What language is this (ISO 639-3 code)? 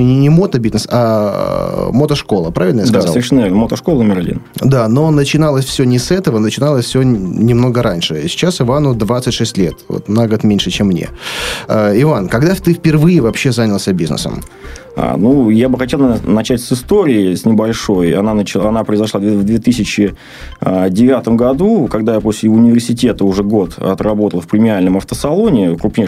rus